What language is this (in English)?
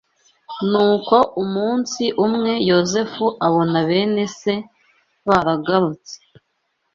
Kinyarwanda